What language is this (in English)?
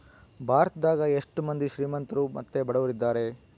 Kannada